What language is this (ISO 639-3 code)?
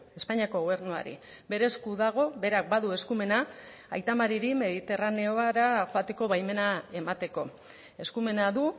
eus